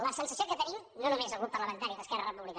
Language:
Catalan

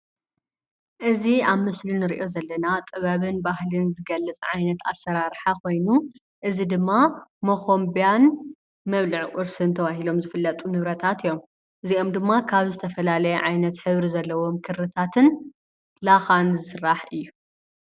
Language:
Tigrinya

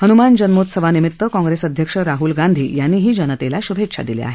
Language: Marathi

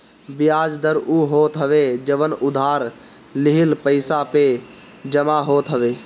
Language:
Bhojpuri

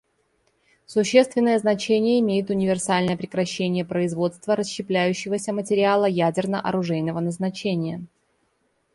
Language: Russian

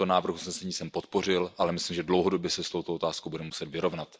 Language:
Czech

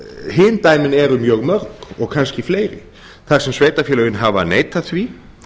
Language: Icelandic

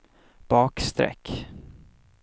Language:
Swedish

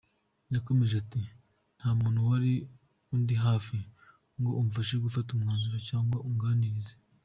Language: Kinyarwanda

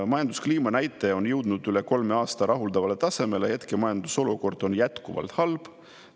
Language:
Estonian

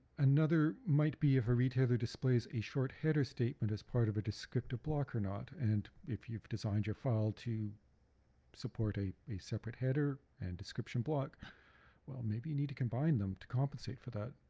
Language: English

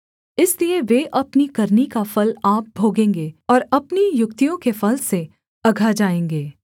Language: Hindi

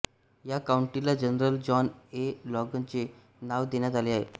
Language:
Marathi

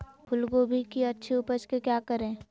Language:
Magahi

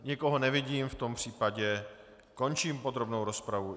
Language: Czech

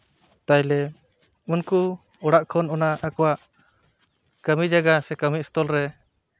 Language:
Santali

